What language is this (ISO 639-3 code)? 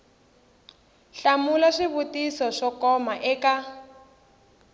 tso